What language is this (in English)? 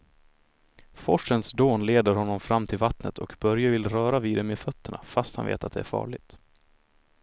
Swedish